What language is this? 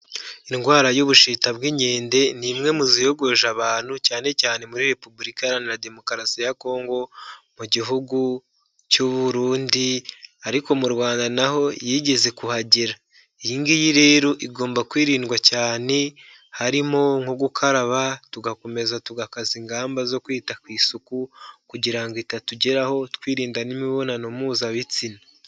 Kinyarwanda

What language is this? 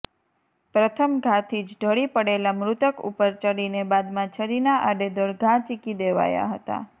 Gujarati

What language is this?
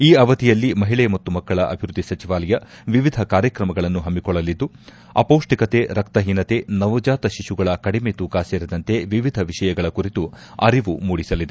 Kannada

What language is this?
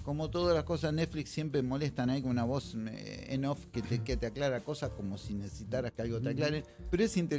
Spanish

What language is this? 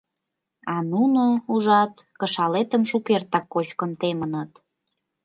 Mari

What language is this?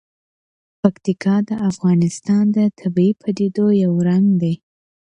Pashto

